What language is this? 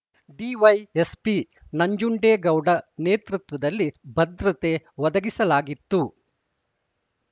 Kannada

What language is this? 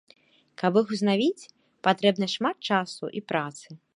Belarusian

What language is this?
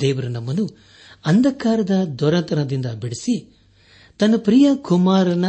Kannada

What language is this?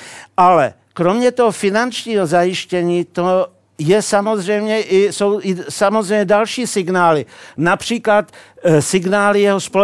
Czech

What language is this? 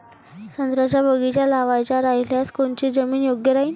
Marathi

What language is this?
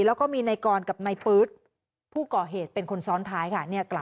Thai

